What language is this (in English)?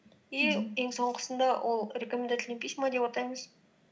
Kazakh